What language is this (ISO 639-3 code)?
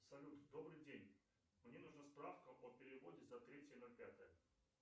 rus